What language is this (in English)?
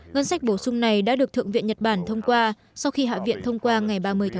Vietnamese